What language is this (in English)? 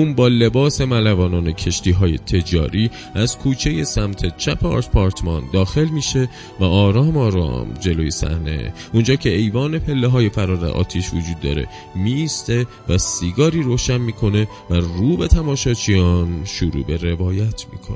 Persian